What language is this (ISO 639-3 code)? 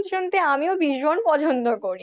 ben